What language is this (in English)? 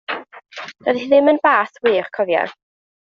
Welsh